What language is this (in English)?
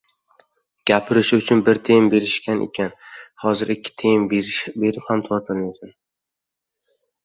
Uzbek